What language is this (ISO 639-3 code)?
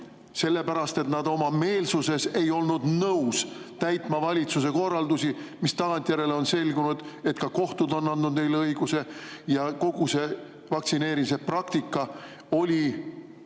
est